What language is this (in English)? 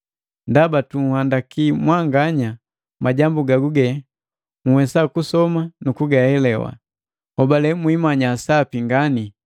Matengo